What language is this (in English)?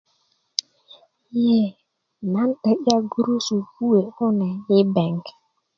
Kuku